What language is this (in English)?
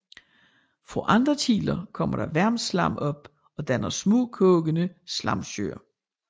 Danish